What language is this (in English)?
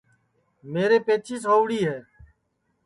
Sansi